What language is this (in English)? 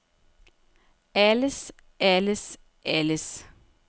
Danish